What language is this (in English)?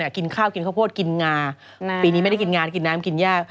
Thai